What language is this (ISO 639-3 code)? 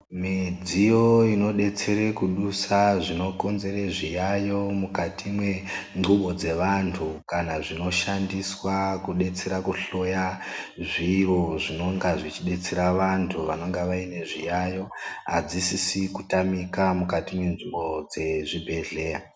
ndc